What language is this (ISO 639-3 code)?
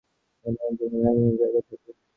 ben